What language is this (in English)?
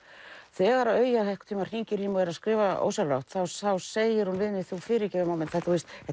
Icelandic